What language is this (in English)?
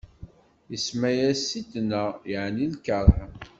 Kabyle